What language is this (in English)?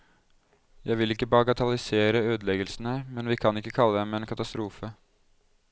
Norwegian